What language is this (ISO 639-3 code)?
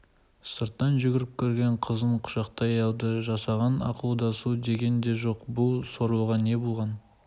kaz